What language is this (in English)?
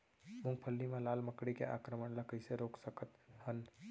Chhattisgarhi